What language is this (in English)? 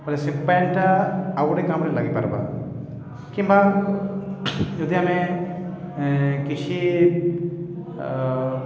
Odia